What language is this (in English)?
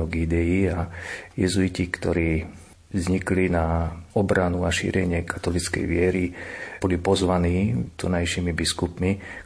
Slovak